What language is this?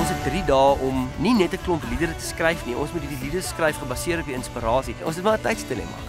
Dutch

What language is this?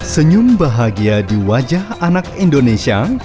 Indonesian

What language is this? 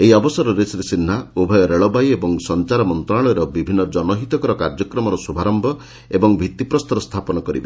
Odia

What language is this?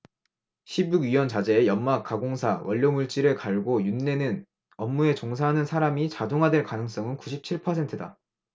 Korean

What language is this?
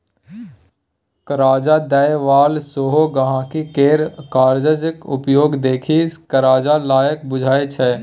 Maithili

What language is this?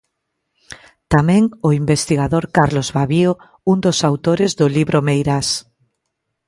Galician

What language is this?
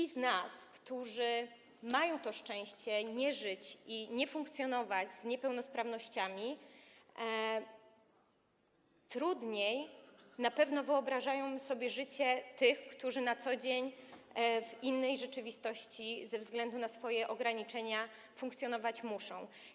Polish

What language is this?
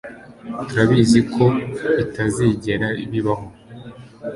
Kinyarwanda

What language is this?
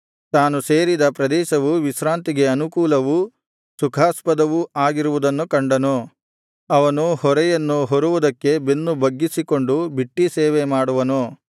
Kannada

